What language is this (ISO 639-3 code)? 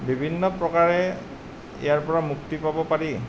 asm